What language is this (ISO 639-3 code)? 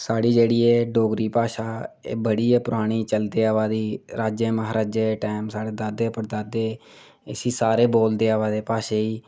doi